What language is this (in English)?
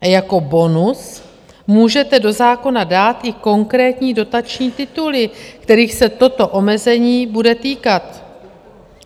Czech